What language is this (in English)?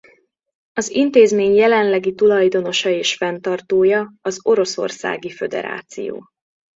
Hungarian